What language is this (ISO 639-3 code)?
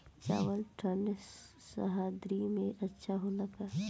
bho